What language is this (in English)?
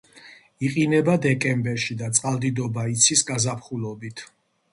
Georgian